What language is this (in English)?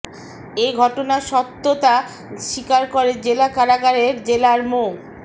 Bangla